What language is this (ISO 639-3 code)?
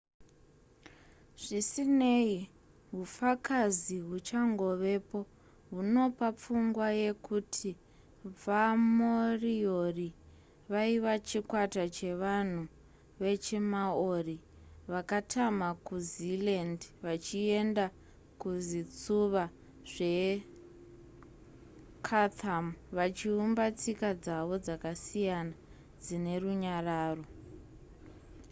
sna